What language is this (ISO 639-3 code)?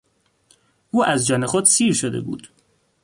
fas